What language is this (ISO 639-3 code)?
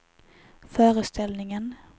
swe